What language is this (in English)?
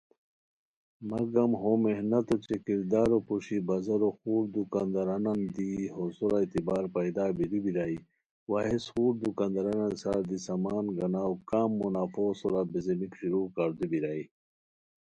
Khowar